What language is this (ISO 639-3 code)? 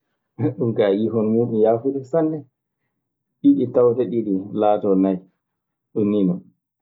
ffm